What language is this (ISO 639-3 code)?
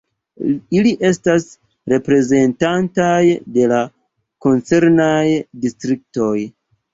epo